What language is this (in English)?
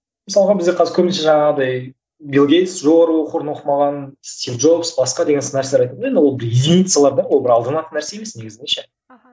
Kazakh